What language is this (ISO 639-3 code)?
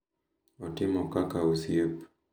luo